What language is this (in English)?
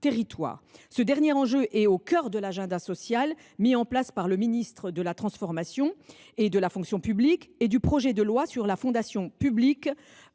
French